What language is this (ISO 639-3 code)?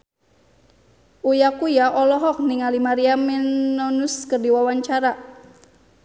sun